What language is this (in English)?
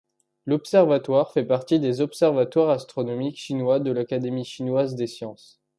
French